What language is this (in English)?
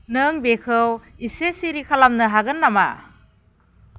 Bodo